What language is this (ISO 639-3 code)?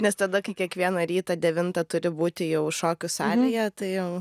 lit